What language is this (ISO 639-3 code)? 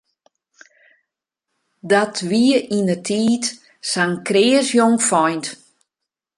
fry